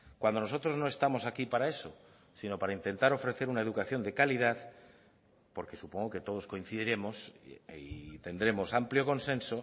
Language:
Spanish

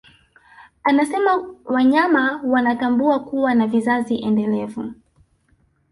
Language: Swahili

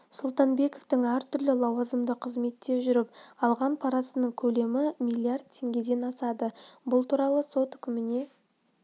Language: Kazakh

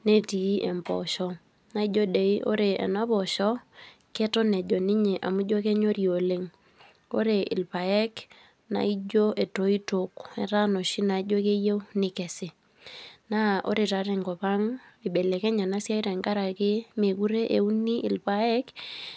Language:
Masai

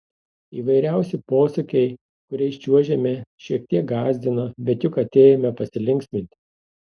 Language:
Lithuanian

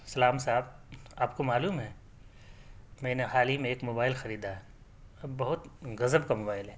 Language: Urdu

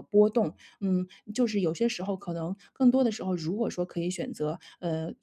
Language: Chinese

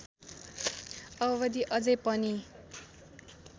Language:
Nepali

